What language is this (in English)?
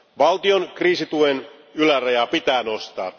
Finnish